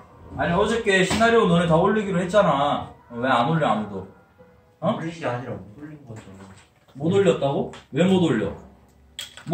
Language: Korean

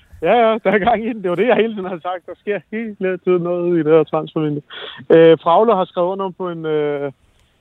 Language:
Danish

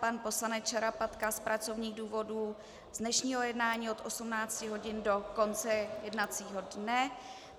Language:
Czech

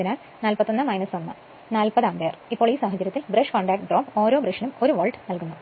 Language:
Malayalam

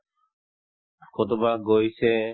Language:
Assamese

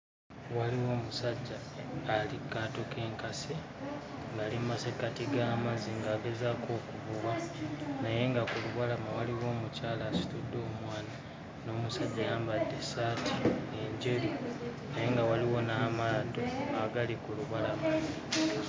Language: Ganda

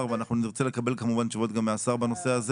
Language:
Hebrew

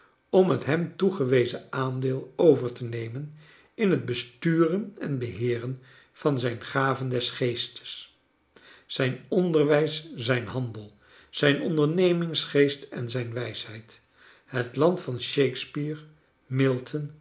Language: Dutch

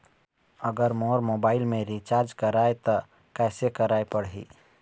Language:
Chhattisgarhi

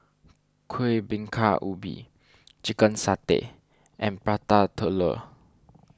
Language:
English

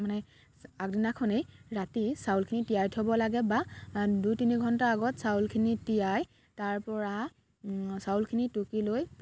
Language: Assamese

